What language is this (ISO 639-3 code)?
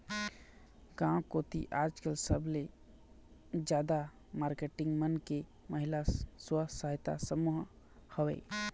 hne